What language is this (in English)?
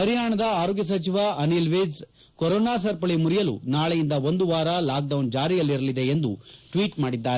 Kannada